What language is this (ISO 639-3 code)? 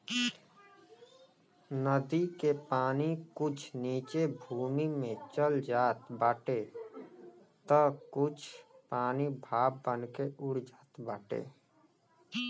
bho